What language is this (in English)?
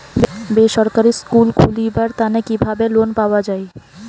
Bangla